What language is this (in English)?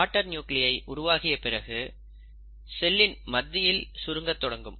Tamil